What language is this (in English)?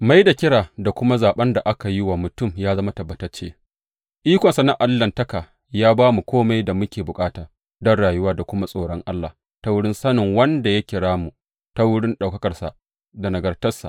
Hausa